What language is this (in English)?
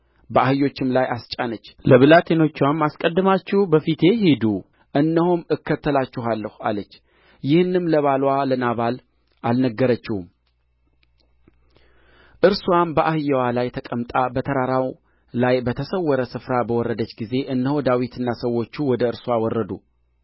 Amharic